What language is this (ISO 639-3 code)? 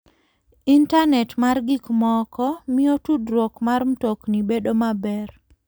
luo